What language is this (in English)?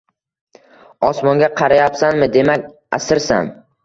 Uzbek